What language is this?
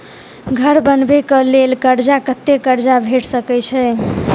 Maithili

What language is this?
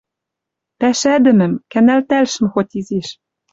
Western Mari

